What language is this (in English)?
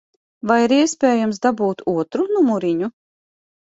Latvian